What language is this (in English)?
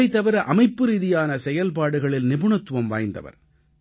Tamil